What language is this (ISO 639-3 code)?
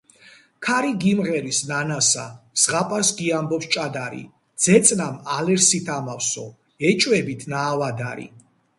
kat